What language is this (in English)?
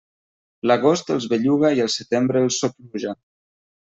Catalan